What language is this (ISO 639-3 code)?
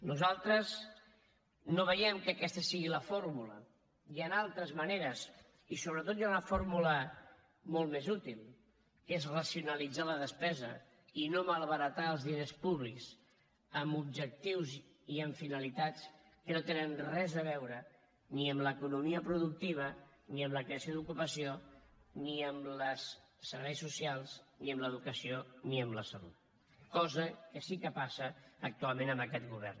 cat